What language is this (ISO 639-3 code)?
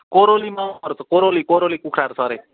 nep